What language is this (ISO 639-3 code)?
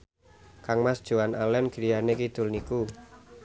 jav